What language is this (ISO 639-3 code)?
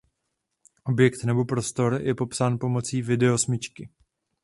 ces